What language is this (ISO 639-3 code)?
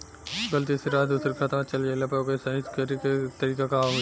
bho